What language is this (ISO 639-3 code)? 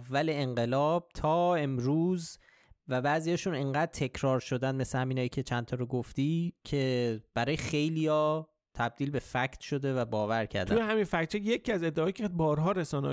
fas